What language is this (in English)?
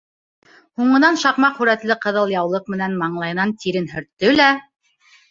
Bashkir